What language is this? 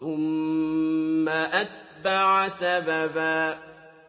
Arabic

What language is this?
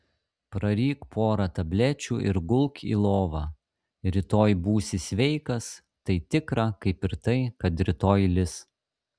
Lithuanian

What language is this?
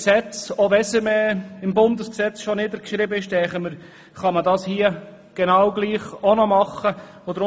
Swiss German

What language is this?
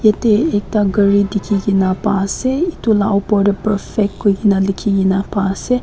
Naga Pidgin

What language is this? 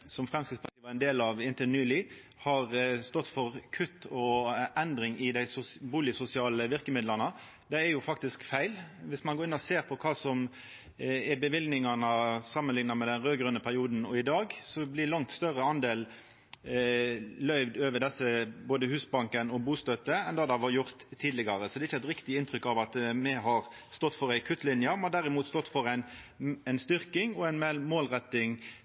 Norwegian Nynorsk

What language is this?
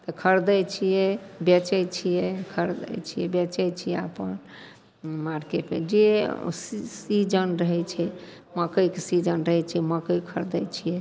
Maithili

